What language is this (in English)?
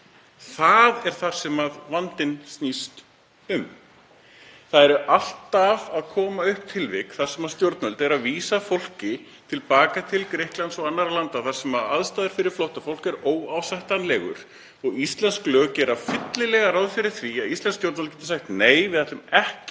Icelandic